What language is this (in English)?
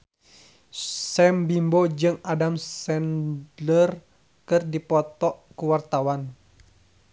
Sundanese